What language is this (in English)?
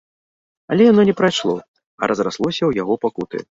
Belarusian